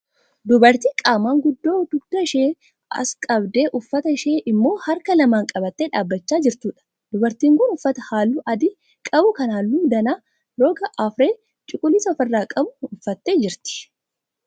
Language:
Oromo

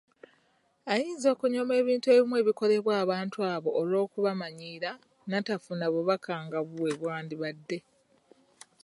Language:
Ganda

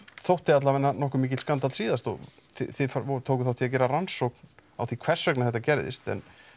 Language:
Icelandic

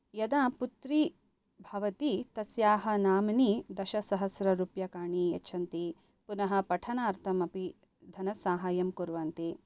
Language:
Sanskrit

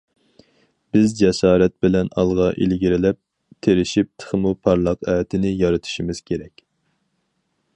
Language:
Uyghur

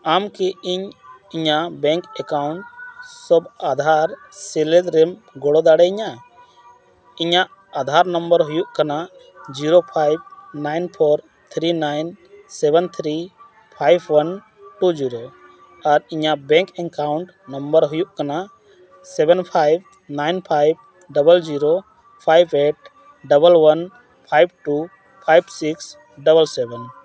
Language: Santali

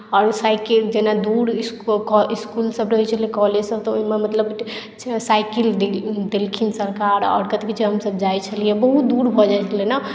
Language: Maithili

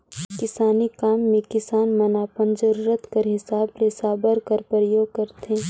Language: Chhattisgarhi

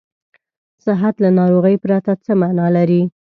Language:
Pashto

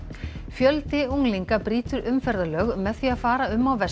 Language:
Icelandic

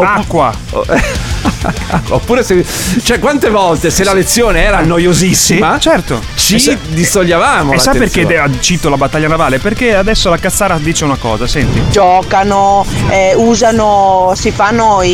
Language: Italian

